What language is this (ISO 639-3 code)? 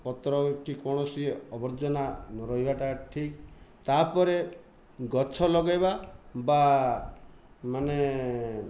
ori